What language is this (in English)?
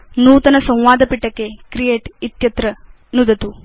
Sanskrit